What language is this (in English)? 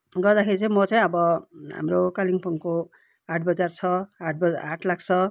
Nepali